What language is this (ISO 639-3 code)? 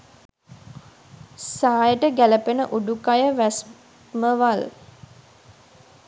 sin